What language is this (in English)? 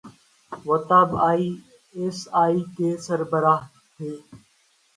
Urdu